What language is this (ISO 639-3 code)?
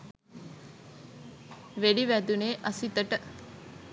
sin